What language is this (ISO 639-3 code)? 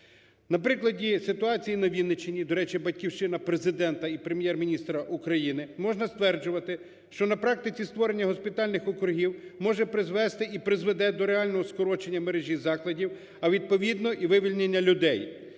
ukr